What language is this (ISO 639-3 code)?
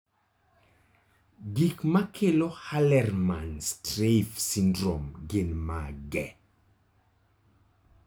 luo